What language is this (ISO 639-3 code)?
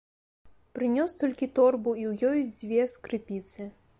bel